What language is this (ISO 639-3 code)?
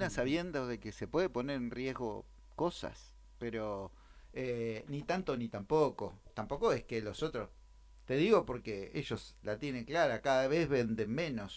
spa